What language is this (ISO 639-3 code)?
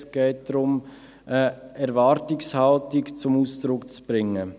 gsw